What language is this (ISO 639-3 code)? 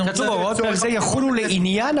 heb